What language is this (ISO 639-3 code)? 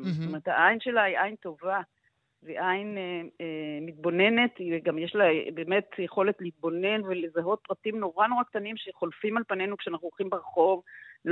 heb